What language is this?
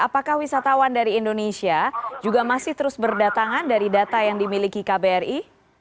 Indonesian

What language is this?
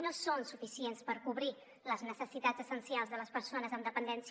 Catalan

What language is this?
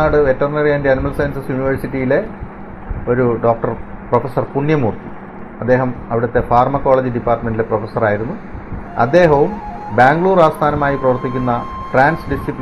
Malayalam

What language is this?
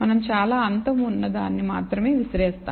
Telugu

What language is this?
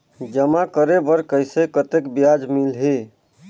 Chhattisgarhi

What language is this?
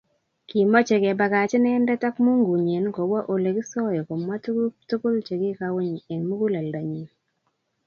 Kalenjin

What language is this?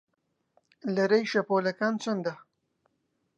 Central Kurdish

